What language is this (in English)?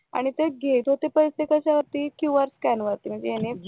Marathi